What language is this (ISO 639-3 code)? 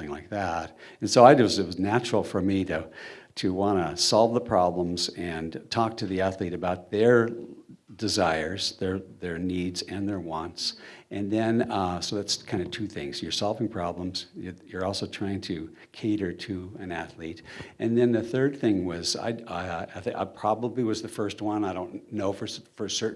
eng